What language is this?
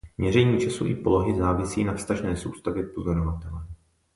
Czech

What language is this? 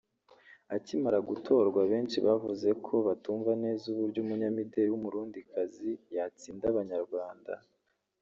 Kinyarwanda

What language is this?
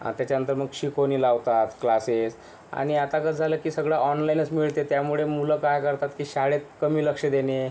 Marathi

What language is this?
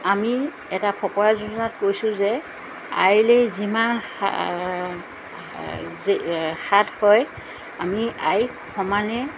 Assamese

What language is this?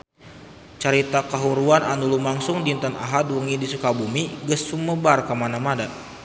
Sundanese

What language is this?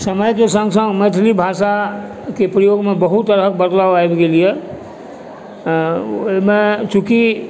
Maithili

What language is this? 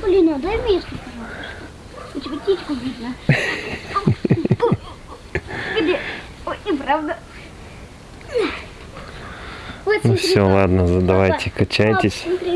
Russian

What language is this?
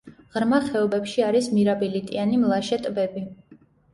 Georgian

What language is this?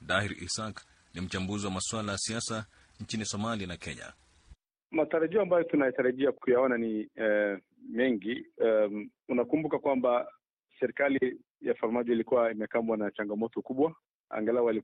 Swahili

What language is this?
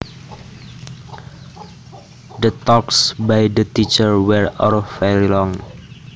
Javanese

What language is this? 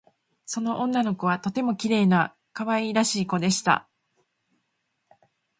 Japanese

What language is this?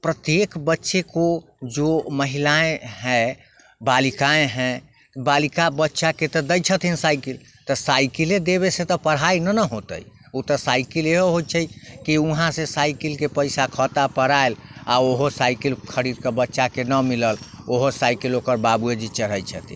Maithili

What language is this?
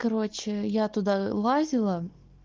Russian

